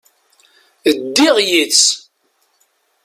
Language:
Kabyle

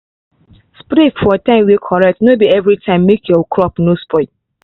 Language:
Nigerian Pidgin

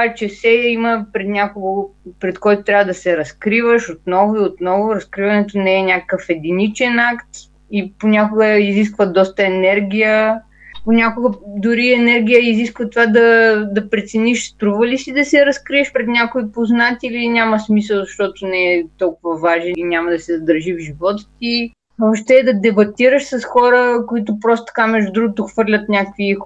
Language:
Bulgarian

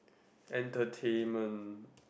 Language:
English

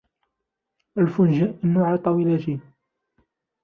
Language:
Arabic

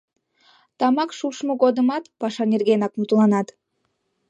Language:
Mari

